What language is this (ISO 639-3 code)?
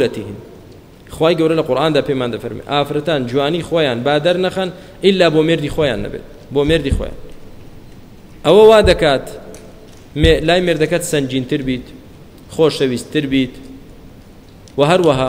ara